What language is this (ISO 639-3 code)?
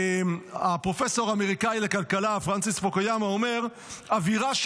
heb